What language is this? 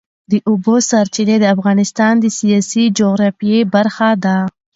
Pashto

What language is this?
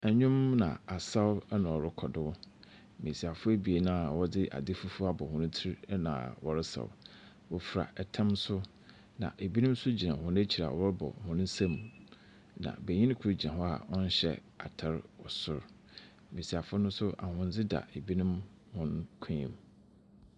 Akan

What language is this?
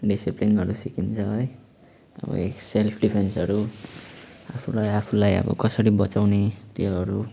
Nepali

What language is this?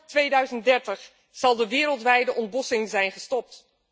Dutch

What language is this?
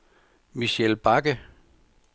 Danish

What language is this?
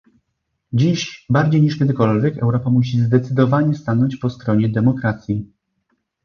Polish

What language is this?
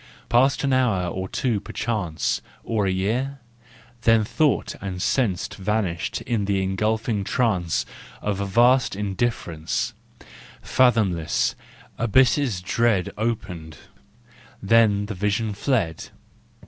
English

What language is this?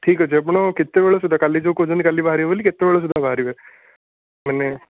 Odia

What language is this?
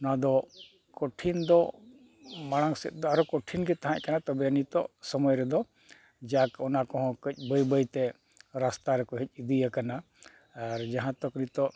Santali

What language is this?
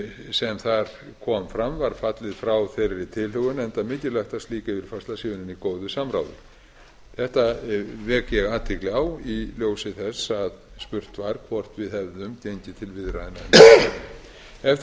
Icelandic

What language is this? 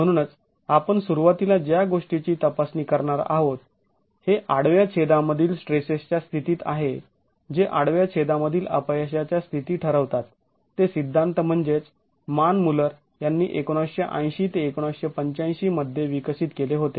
Marathi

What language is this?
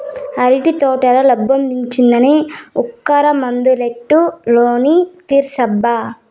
Telugu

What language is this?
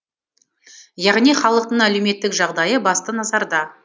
Kazakh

